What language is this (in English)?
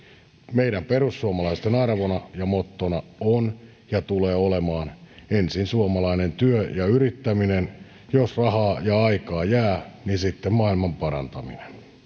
Finnish